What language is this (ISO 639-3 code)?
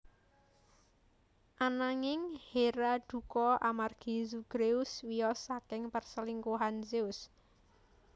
jav